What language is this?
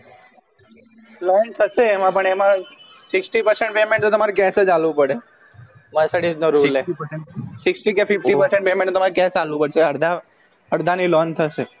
Gujarati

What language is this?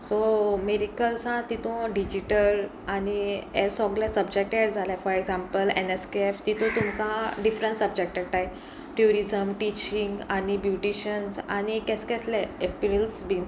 Konkani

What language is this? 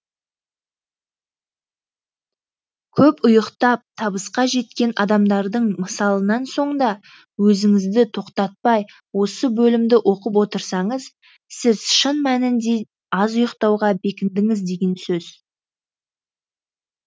Kazakh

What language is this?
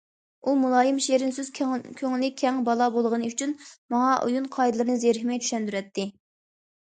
Uyghur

